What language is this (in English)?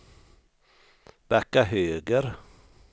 Swedish